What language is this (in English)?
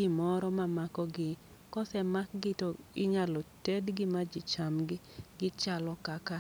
Luo (Kenya and Tanzania)